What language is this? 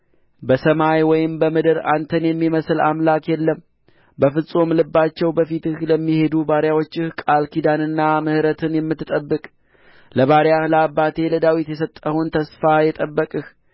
Amharic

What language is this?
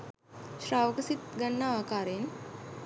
Sinhala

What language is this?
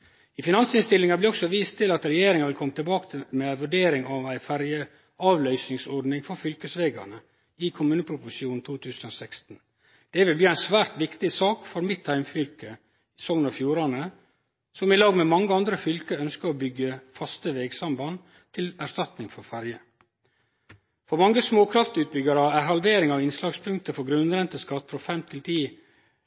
Norwegian Nynorsk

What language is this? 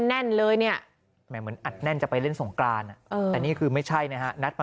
Thai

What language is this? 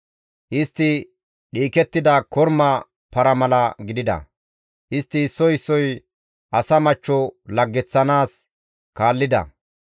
Gamo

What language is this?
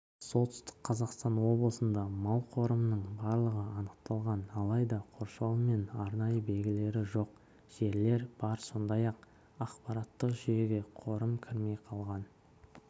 Kazakh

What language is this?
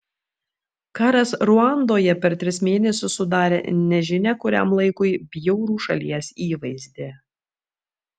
Lithuanian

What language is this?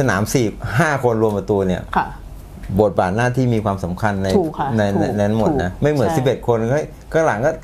Thai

